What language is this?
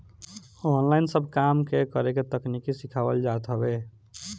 Bhojpuri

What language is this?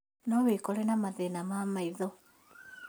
Kikuyu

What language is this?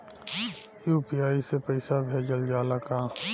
Bhojpuri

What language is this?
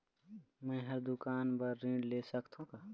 Chhattisgarhi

